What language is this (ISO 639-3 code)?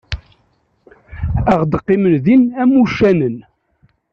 kab